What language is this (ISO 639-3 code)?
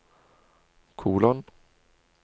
nor